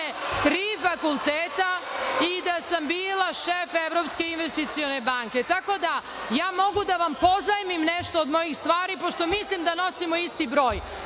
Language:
Serbian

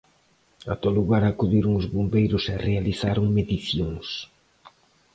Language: Galician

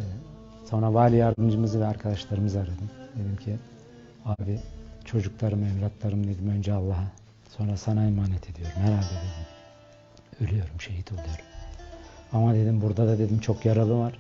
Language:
Turkish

